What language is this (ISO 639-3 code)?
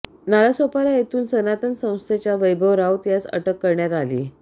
mar